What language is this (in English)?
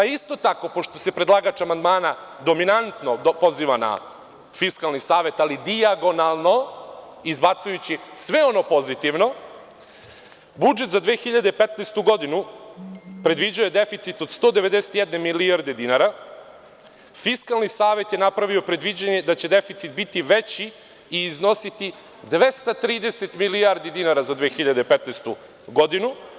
Serbian